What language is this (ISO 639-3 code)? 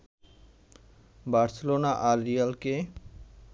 ben